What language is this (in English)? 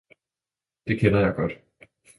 Danish